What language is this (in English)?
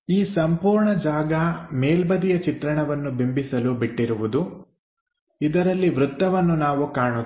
Kannada